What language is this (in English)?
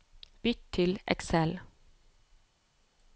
Norwegian